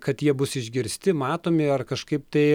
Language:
Lithuanian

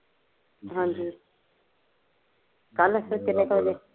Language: Punjabi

